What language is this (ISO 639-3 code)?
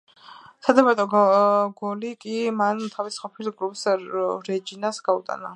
kat